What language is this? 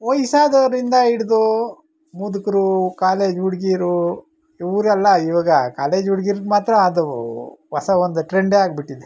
Kannada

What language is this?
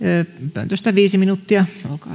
Finnish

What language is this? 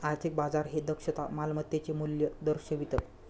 Marathi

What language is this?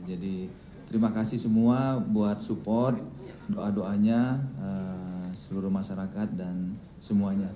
Indonesian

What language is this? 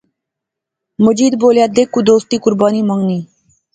Pahari-Potwari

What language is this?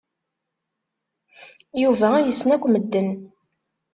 Kabyle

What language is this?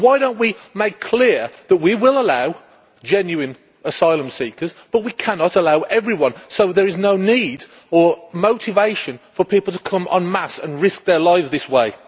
English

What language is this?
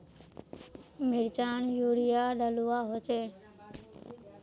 Magahi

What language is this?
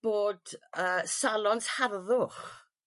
Welsh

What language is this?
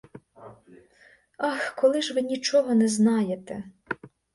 Ukrainian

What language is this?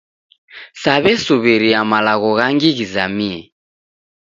Taita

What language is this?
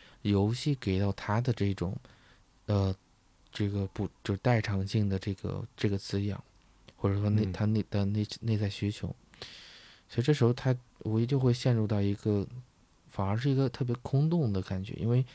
Chinese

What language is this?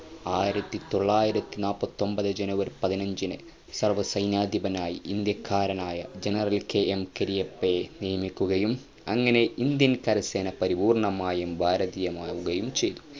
Malayalam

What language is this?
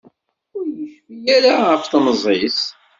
Kabyle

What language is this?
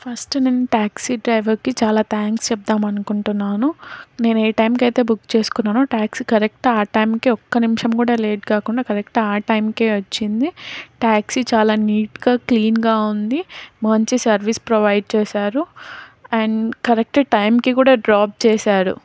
Telugu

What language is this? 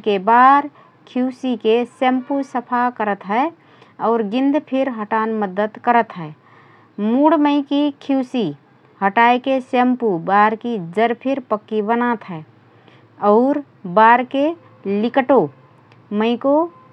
Rana Tharu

